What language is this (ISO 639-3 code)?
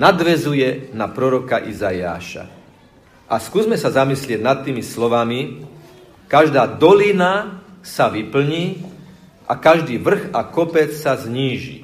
slk